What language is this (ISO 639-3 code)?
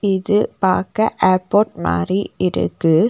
tam